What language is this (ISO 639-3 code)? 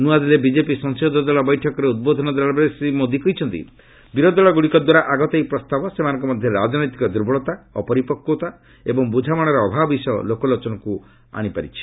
ori